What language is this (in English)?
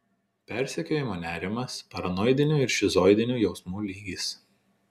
Lithuanian